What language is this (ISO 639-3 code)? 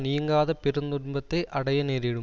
tam